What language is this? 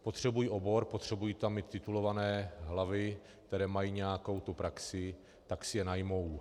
Czech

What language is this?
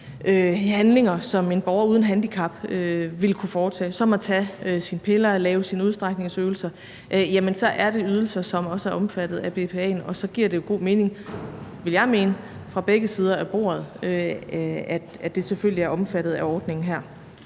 Danish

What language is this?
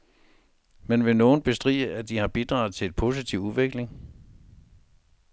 Danish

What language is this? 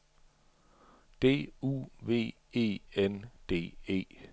Danish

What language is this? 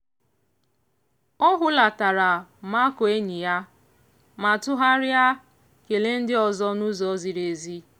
Igbo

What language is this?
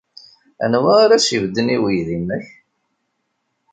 Kabyle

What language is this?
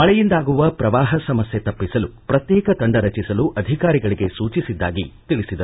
Kannada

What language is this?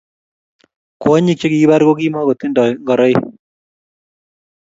Kalenjin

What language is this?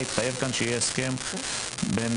Hebrew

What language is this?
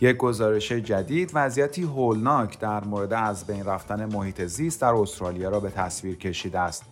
Persian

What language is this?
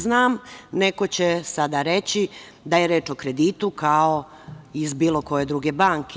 Serbian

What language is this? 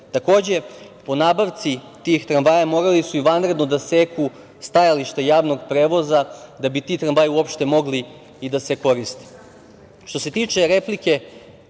Serbian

